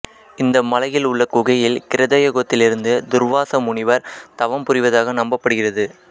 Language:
Tamil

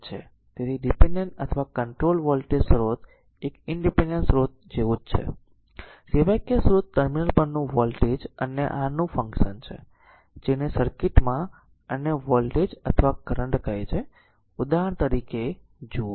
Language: Gujarati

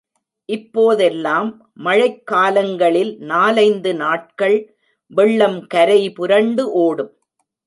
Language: Tamil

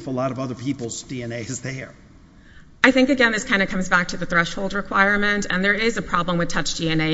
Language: English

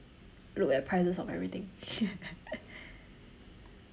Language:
English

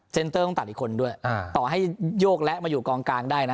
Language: Thai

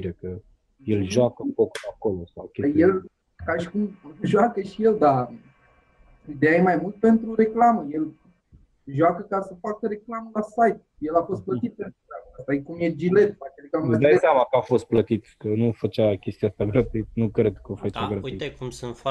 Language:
Romanian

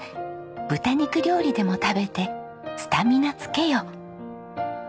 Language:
Japanese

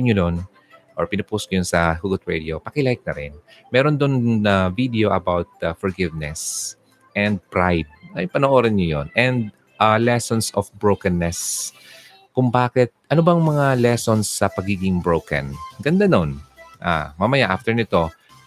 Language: Filipino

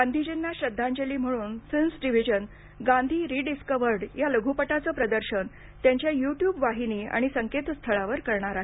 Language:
Marathi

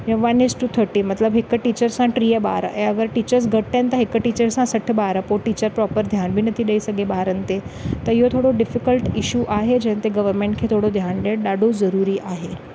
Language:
Sindhi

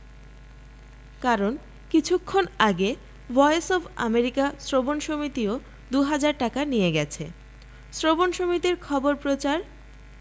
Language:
Bangla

